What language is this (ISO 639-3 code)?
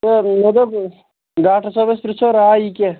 kas